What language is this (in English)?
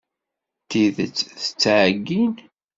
Kabyle